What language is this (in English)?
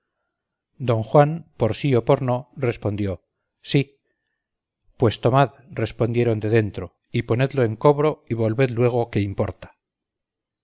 Spanish